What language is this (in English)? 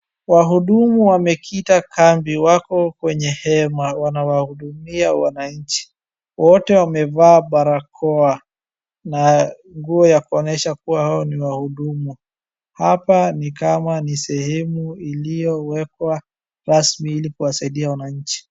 Swahili